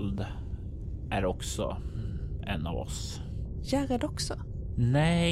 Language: Swedish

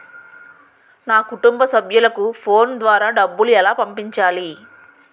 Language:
Telugu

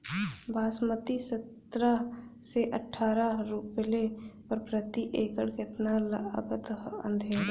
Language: Bhojpuri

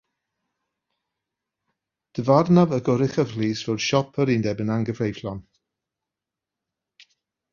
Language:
Welsh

